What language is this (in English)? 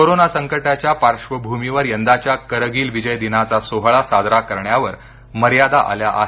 Marathi